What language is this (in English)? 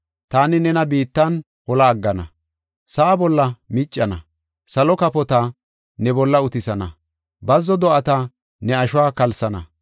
Gofa